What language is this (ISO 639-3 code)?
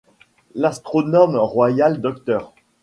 fra